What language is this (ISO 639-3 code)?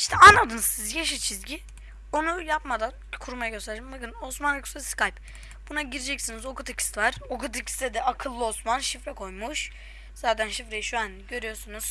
tur